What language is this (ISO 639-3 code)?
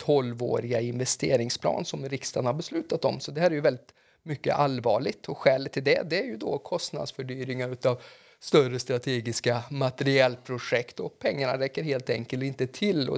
swe